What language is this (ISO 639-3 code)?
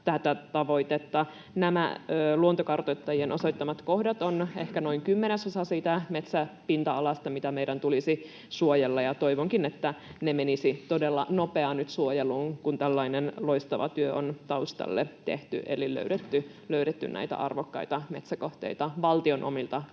fin